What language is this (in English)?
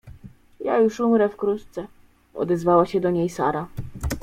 Polish